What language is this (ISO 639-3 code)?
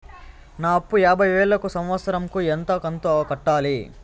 tel